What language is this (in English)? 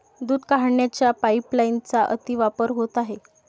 Marathi